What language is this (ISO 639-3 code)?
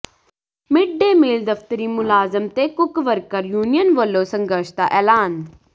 pan